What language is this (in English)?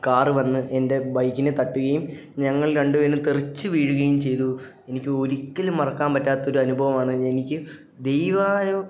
Malayalam